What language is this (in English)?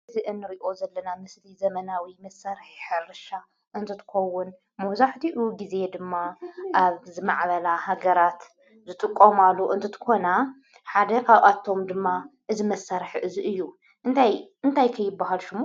Tigrinya